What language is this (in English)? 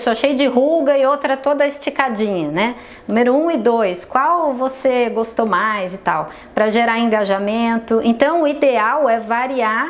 Portuguese